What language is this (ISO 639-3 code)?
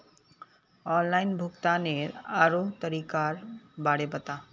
mag